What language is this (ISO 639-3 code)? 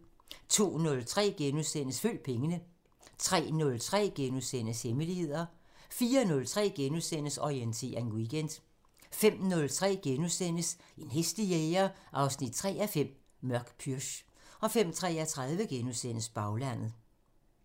dan